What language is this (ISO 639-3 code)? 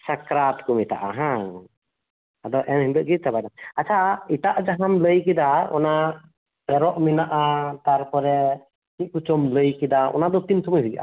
sat